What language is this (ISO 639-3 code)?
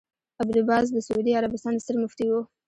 pus